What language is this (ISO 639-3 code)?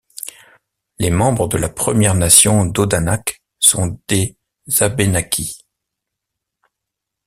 fra